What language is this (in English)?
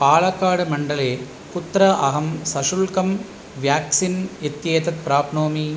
Sanskrit